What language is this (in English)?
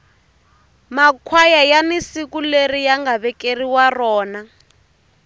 Tsonga